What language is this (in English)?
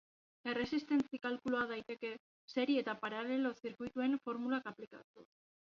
Basque